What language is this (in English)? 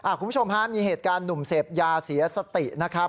Thai